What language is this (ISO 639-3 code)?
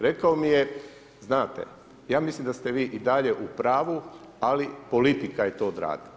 hrv